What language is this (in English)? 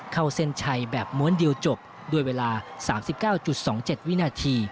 Thai